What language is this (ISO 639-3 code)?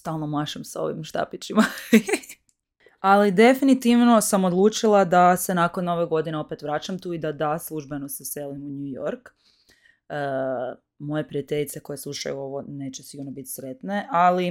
hrv